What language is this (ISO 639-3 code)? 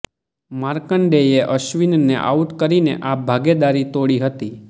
guj